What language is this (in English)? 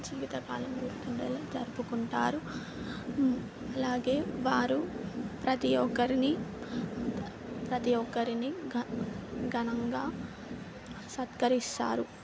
Telugu